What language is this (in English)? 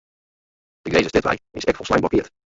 Western Frisian